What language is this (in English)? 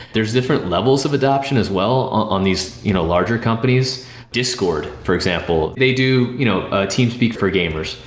English